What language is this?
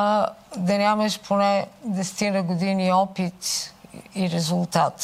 Bulgarian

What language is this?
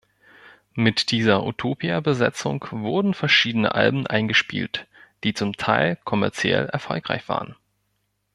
German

